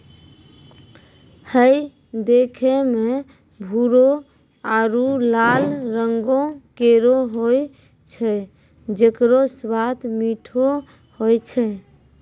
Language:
Maithili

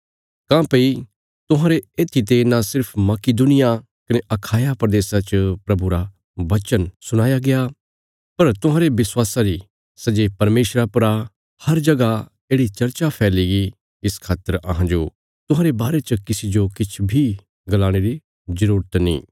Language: Bilaspuri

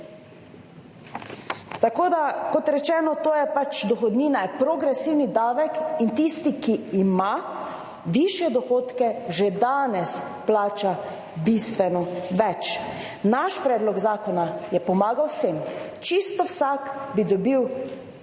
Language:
Slovenian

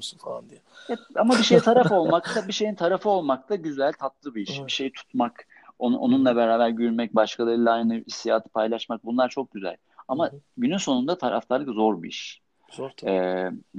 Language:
Turkish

